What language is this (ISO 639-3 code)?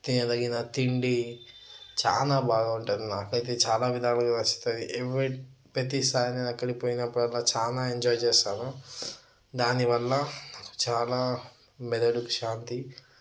tel